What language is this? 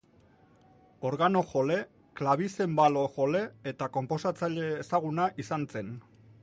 Basque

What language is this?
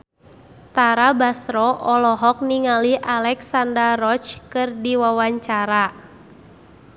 Sundanese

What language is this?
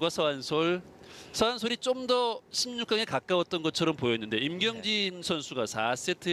Korean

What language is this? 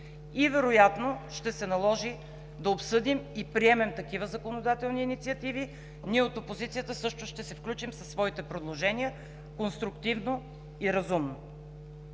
Bulgarian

